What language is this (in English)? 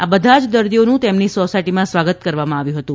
Gujarati